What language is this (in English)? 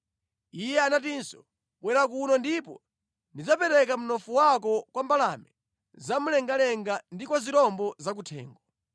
Nyanja